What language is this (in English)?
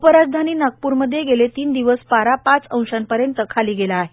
Marathi